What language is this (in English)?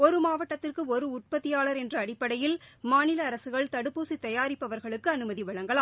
Tamil